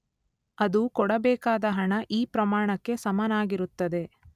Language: Kannada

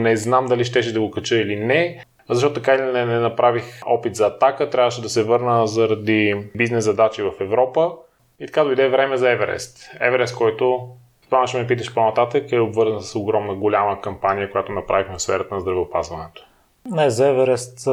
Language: Bulgarian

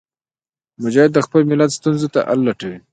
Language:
Pashto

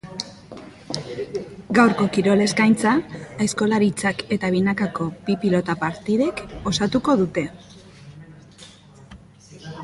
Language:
Basque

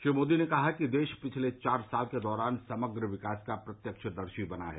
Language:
Hindi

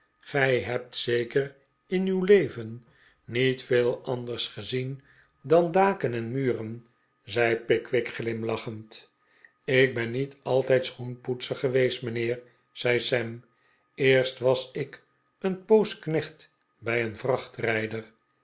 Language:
Dutch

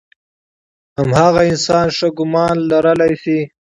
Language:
Pashto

